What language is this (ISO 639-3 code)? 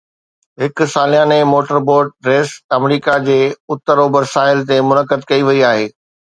snd